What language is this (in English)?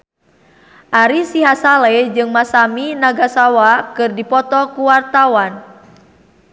Sundanese